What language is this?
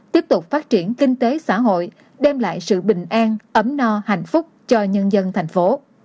Vietnamese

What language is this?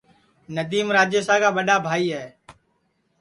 Sansi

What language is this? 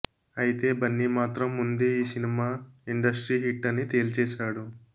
Telugu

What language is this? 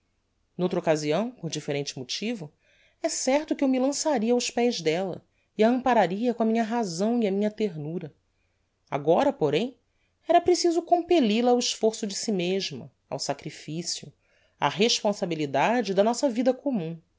Portuguese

